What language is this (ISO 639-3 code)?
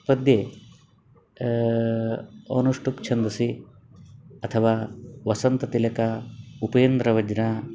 san